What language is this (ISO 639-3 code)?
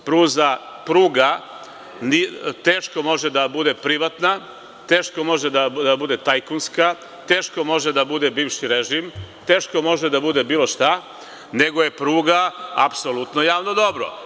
srp